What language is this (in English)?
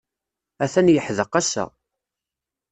Kabyle